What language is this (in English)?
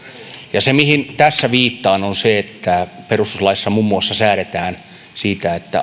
Finnish